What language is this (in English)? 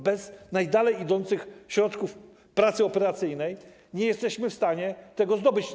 Polish